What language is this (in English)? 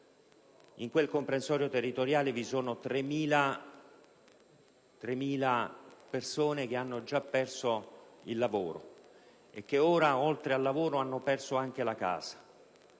Italian